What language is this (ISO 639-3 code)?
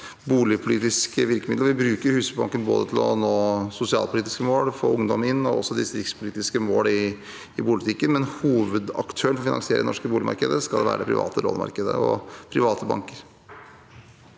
nor